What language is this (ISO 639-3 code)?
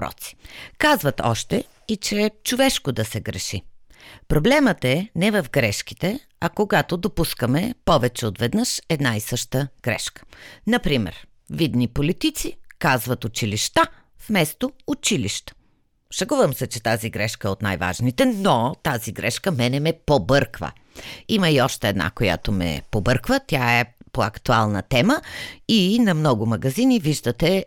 bul